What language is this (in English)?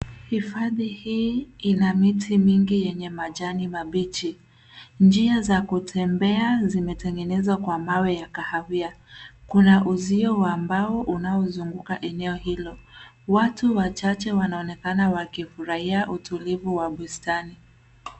Swahili